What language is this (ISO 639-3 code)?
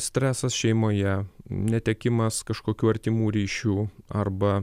lit